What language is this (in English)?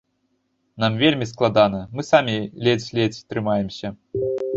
Belarusian